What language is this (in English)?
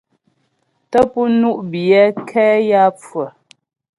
Ghomala